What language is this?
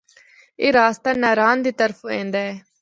Northern Hindko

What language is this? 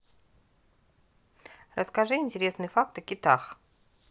Russian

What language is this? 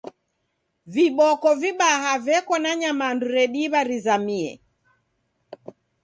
Taita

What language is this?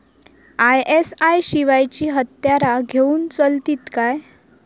Marathi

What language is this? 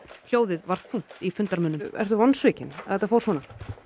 Icelandic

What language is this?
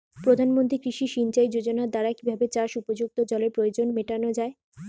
Bangla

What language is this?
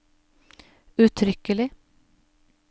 Norwegian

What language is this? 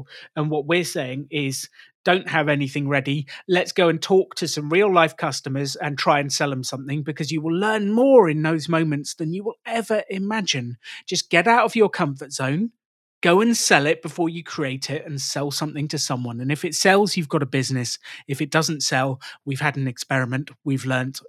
English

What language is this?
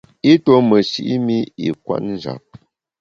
Bamun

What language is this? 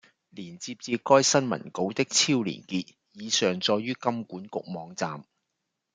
Cantonese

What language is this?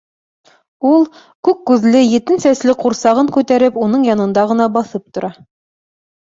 Bashkir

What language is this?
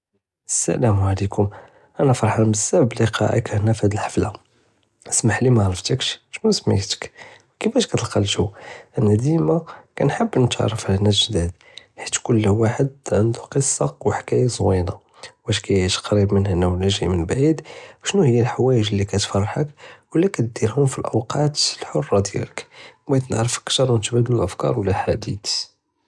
Judeo-Arabic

